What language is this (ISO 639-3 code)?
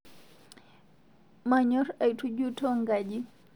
mas